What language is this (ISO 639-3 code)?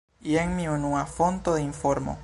epo